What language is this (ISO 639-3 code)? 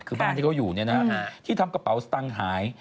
tha